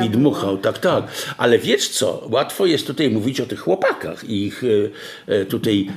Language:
Polish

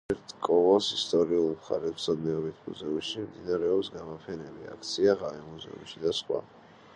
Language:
Georgian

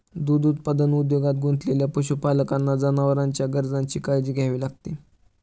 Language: Marathi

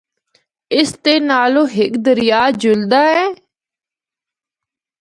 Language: Northern Hindko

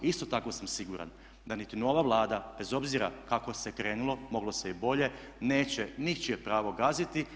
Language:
Croatian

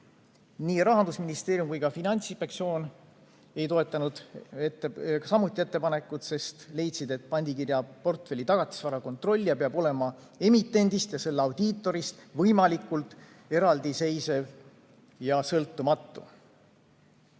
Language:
Estonian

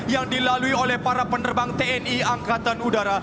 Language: Indonesian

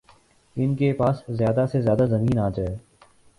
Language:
Urdu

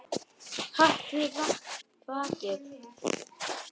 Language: Icelandic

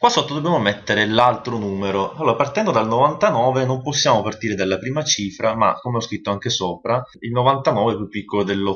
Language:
Italian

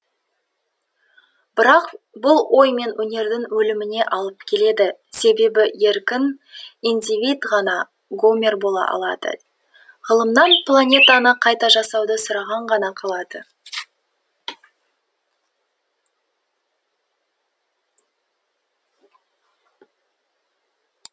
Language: Kazakh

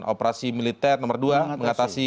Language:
Indonesian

